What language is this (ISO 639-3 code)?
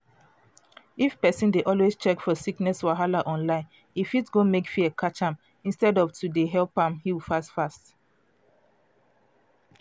pcm